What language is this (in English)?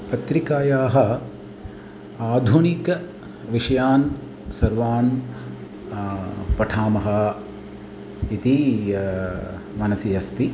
Sanskrit